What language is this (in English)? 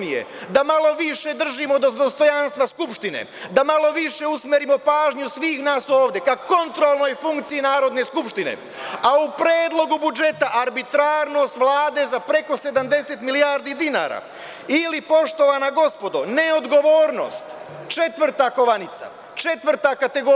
Serbian